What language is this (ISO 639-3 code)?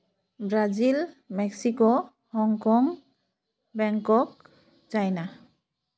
sat